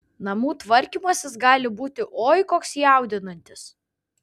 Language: Lithuanian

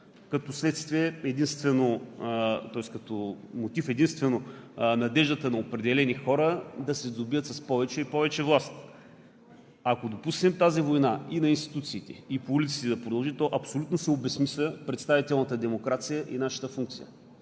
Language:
Bulgarian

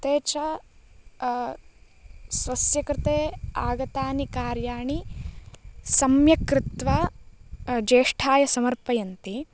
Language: Sanskrit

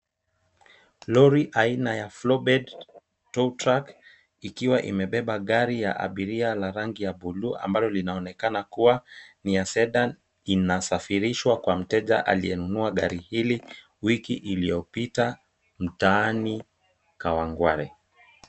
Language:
Swahili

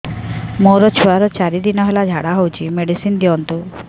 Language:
Odia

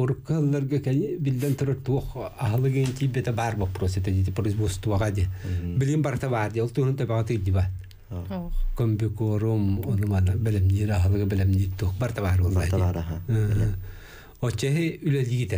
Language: Arabic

